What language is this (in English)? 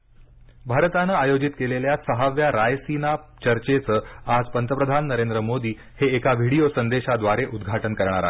Marathi